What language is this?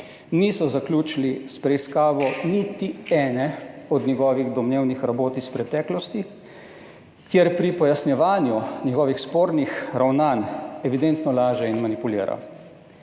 Slovenian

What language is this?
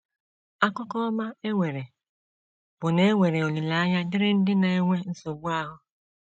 Igbo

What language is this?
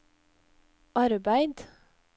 Norwegian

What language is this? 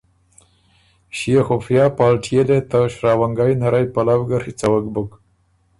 Ormuri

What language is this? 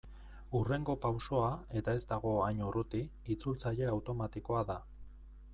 Basque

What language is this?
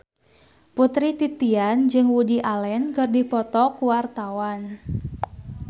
Sundanese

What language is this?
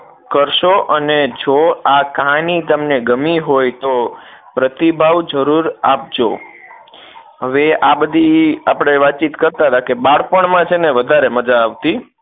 Gujarati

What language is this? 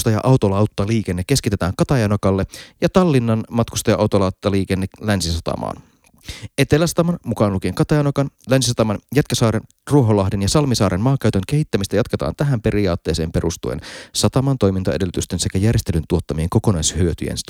Finnish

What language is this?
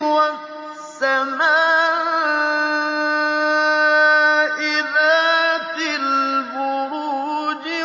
Arabic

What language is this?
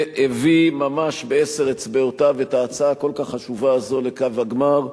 Hebrew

